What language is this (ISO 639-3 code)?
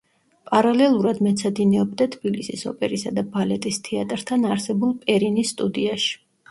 kat